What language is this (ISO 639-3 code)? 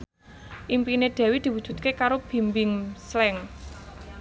jav